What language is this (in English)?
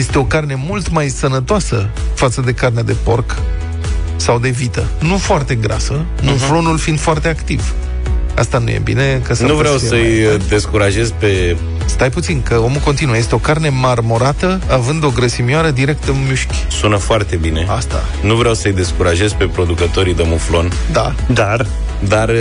Romanian